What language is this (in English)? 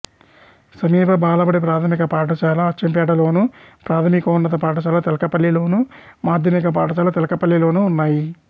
Telugu